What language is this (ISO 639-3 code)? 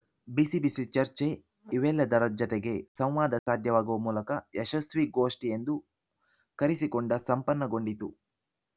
kan